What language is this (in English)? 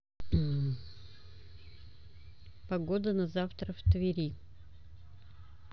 Russian